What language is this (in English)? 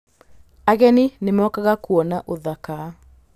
Kikuyu